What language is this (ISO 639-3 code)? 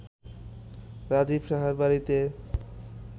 ben